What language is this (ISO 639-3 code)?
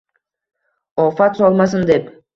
uzb